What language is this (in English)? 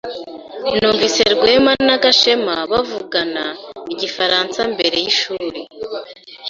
Kinyarwanda